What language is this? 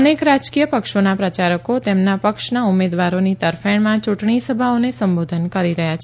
Gujarati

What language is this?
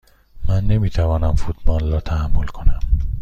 Persian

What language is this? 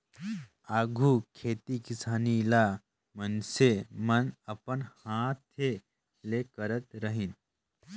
Chhattisgarhi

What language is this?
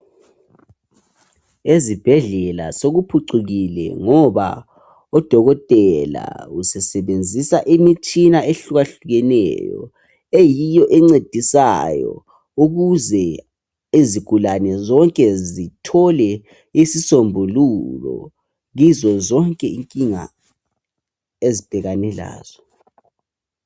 North Ndebele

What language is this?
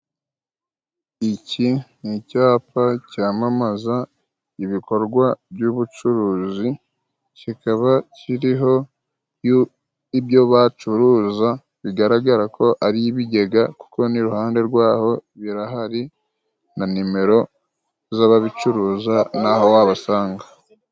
Kinyarwanda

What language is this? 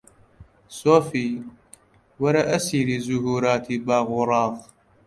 Central Kurdish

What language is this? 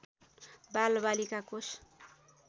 Nepali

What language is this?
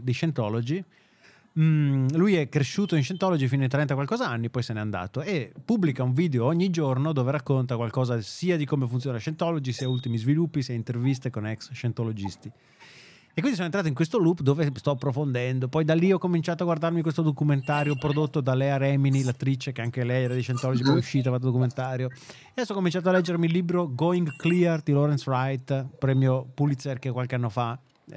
Italian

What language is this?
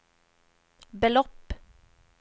Swedish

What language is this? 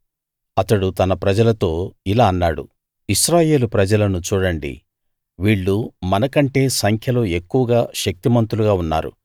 Telugu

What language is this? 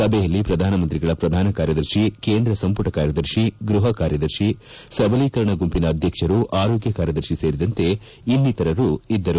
Kannada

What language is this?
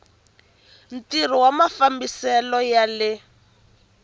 Tsonga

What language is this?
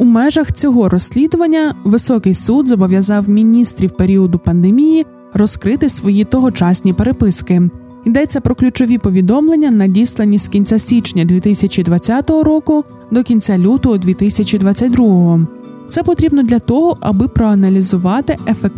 Ukrainian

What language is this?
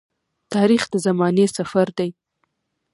Pashto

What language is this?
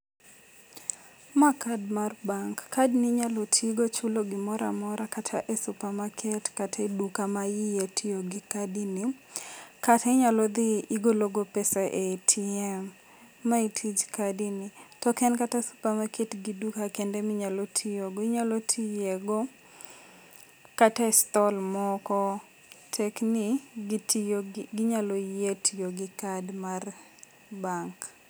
Luo (Kenya and Tanzania)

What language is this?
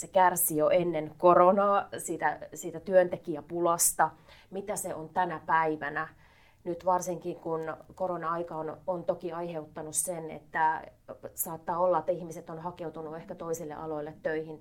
Finnish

